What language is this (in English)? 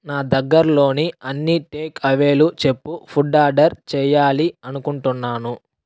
Telugu